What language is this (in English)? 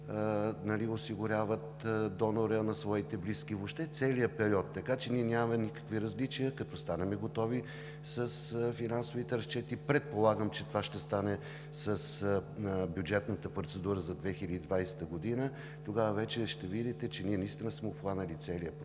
Bulgarian